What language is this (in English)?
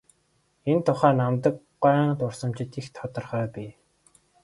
Mongolian